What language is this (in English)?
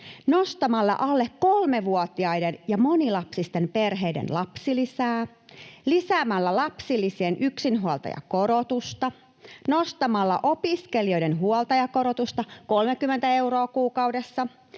Finnish